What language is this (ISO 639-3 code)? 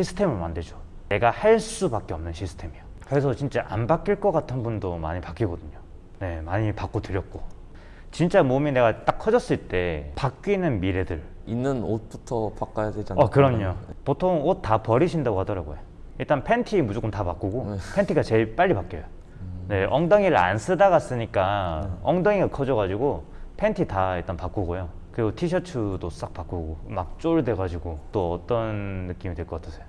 kor